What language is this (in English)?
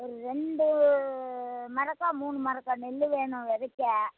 Tamil